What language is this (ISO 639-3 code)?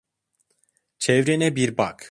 tur